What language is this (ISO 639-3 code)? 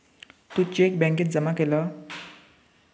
mar